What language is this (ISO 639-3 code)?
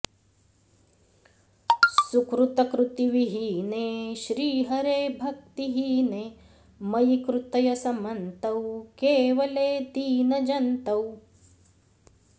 san